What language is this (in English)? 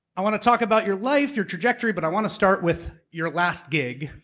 English